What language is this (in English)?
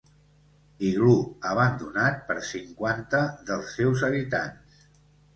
Catalan